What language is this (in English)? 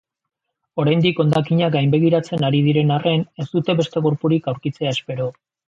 Basque